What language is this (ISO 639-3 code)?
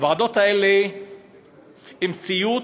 heb